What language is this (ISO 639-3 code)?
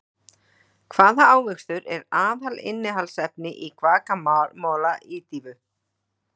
isl